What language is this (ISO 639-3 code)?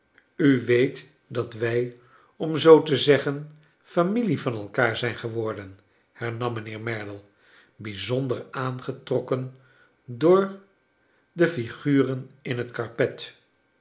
nld